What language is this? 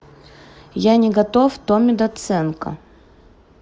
Russian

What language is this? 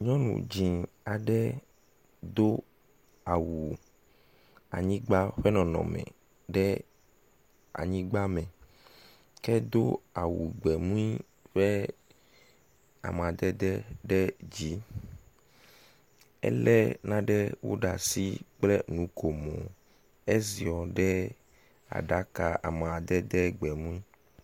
Ewe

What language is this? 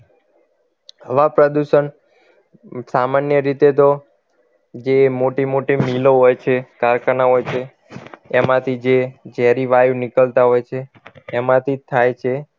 Gujarati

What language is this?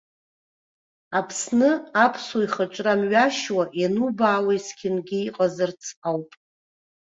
Abkhazian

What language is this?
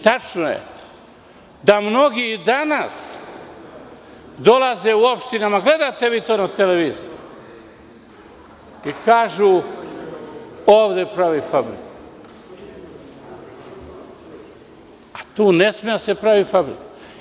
Serbian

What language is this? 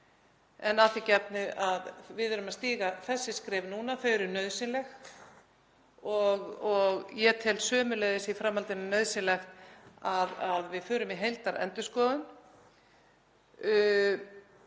Icelandic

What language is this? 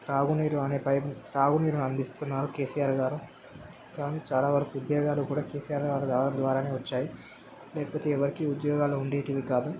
Telugu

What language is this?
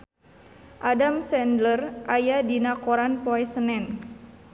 Sundanese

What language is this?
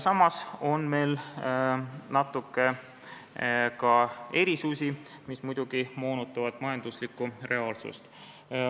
Estonian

